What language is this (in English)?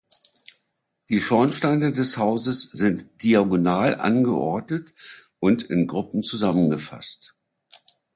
German